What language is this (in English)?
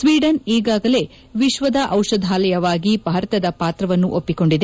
Kannada